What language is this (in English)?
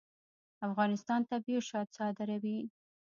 Pashto